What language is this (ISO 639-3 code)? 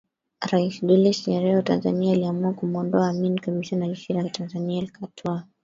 swa